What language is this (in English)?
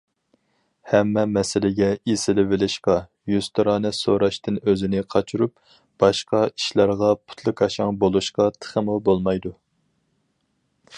Uyghur